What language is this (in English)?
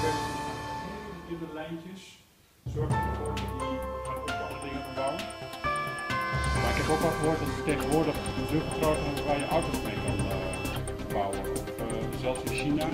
Dutch